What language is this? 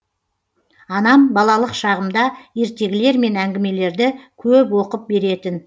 Kazakh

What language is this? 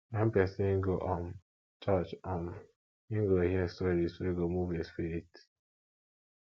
Nigerian Pidgin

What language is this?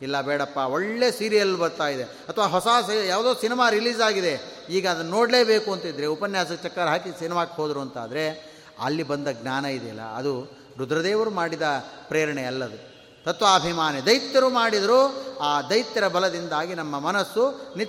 Kannada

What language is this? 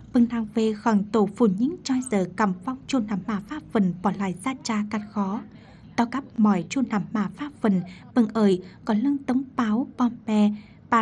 Vietnamese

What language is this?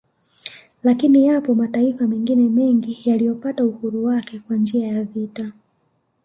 Swahili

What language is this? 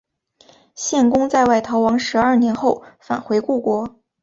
Chinese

